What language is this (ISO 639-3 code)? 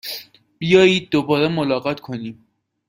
fas